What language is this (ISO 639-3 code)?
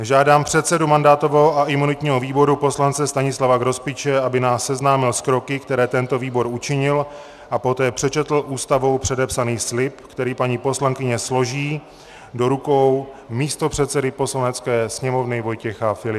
ces